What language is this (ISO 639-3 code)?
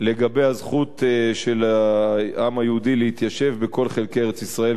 heb